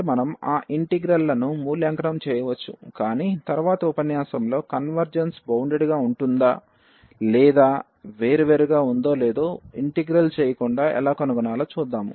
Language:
Telugu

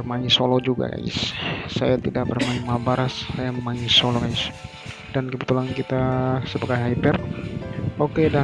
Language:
Indonesian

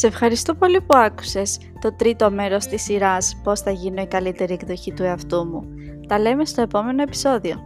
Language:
Greek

